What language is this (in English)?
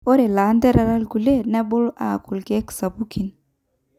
Masai